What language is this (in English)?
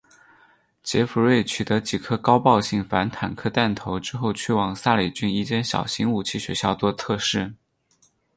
Chinese